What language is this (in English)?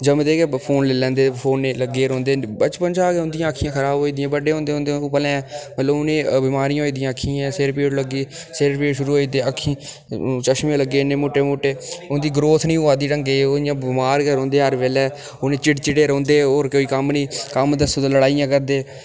Dogri